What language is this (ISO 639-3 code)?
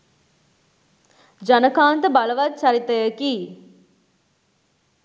sin